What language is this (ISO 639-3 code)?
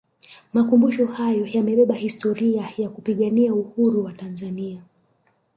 swa